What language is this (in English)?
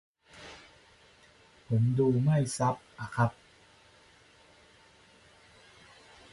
Thai